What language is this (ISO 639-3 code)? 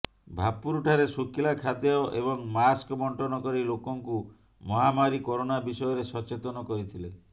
ori